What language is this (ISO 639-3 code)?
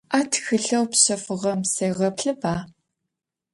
ady